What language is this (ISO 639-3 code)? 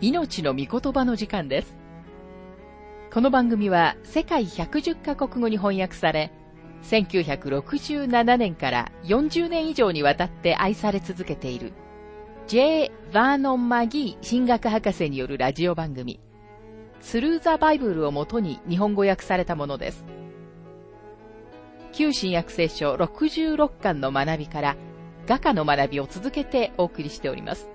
jpn